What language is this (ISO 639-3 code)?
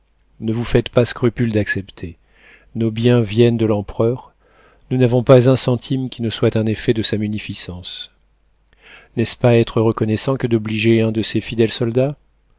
fra